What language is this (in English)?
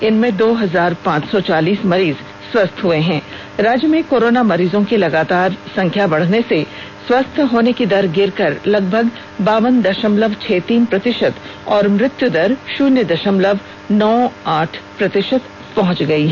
Hindi